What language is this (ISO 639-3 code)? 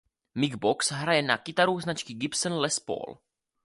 ces